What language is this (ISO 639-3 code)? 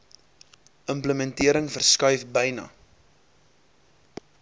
afr